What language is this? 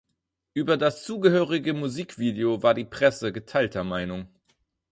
German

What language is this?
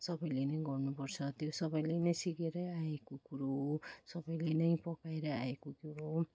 Nepali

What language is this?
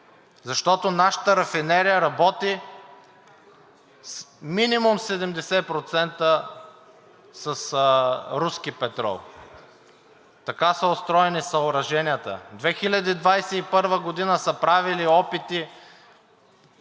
Bulgarian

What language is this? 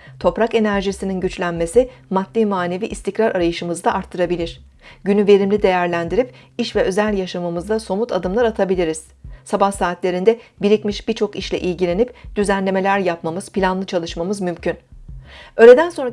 Turkish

